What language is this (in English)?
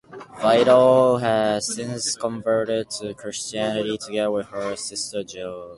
English